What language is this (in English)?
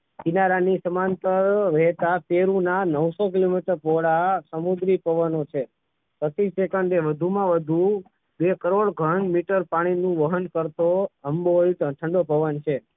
Gujarati